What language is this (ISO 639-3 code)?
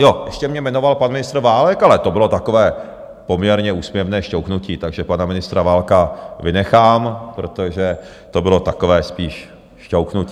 ces